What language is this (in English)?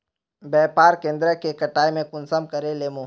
Magahi